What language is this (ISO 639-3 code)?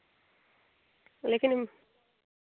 doi